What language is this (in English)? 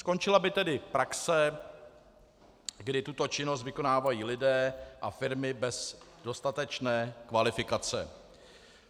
Czech